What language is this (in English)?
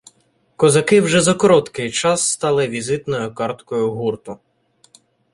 Ukrainian